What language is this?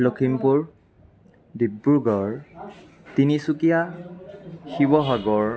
Assamese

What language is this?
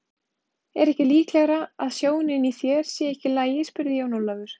Icelandic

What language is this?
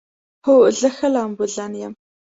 Pashto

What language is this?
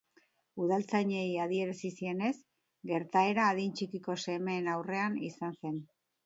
Basque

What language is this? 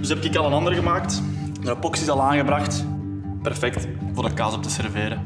Dutch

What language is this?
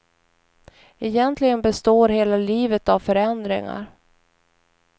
Swedish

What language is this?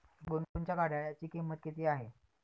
Marathi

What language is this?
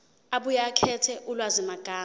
Zulu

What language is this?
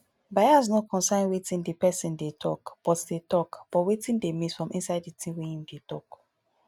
Nigerian Pidgin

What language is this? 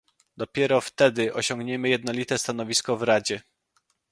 Polish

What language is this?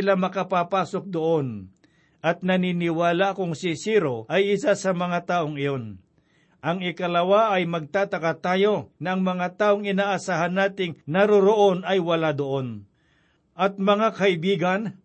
Filipino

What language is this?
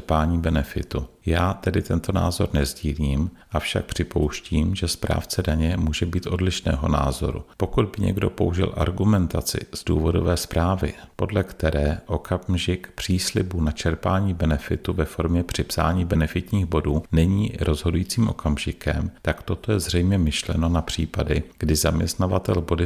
Czech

